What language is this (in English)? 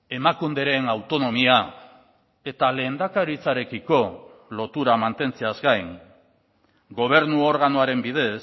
Basque